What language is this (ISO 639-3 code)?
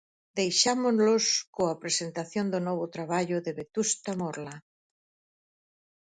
glg